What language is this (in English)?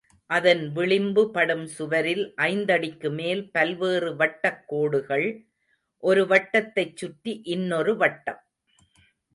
Tamil